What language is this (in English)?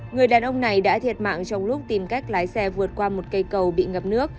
Vietnamese